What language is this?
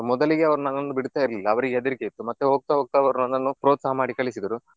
Kannada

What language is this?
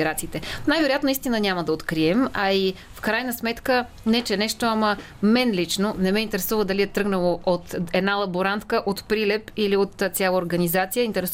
Bulgarian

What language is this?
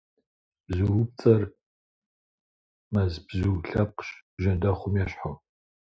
Kabardian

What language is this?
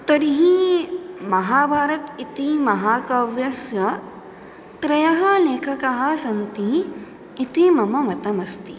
Sanskrit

